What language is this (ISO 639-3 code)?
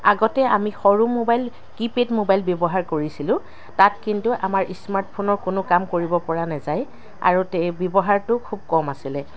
asm